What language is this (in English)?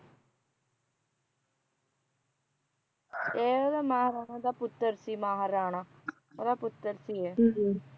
Punjabi